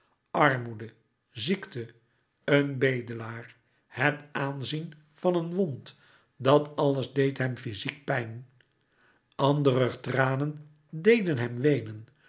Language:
Dutch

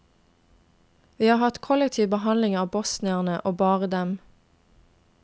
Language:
Norwegian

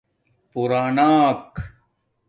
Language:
Domaaki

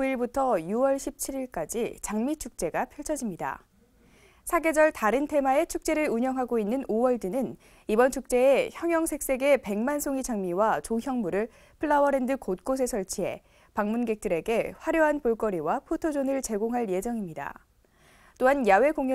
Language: Korean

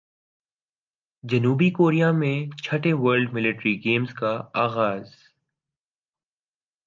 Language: Urdu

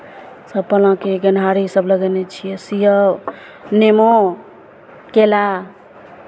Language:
Maithili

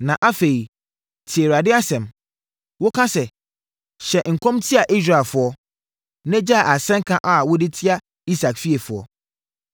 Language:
Akan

